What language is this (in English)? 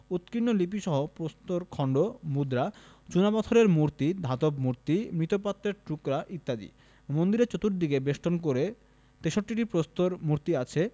Bangla